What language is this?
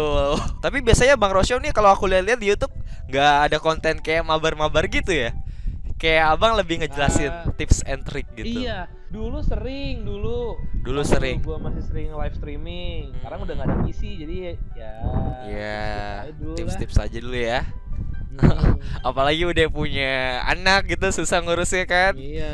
Indonesian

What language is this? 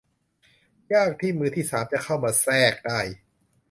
Thai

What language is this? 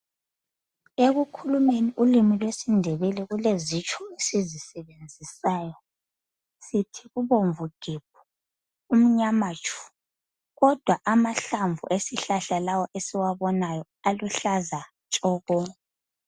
North Ndebele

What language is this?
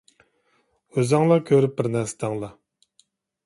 Uyghur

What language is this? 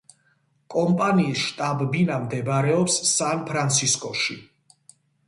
Georgian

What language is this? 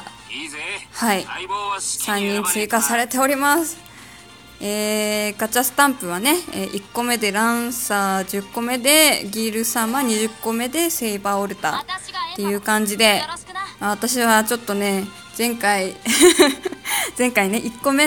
Japanese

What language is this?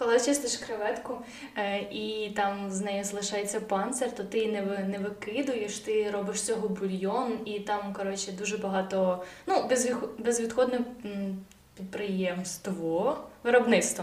Ukrainian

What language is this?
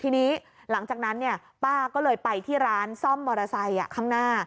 Thai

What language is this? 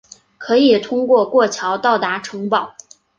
Chinese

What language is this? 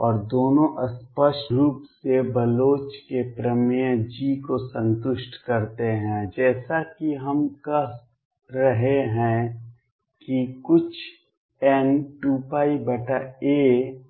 Hindi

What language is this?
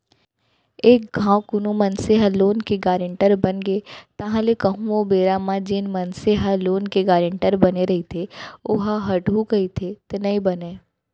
Chhattisgarhi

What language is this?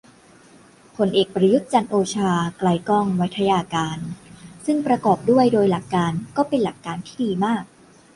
Thai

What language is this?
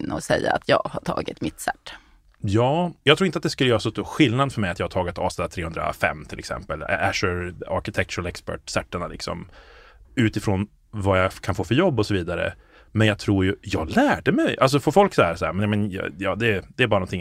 Swedish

